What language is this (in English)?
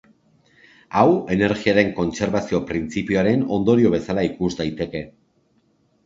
Basque